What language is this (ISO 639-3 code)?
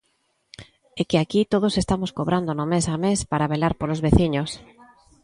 glg